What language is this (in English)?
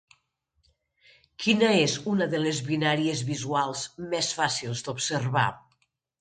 Catalan